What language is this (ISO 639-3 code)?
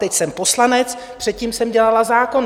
ces